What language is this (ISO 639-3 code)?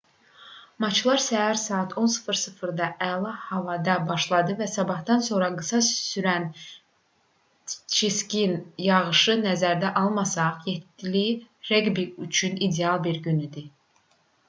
aze